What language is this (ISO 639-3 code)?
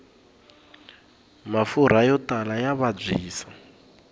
tso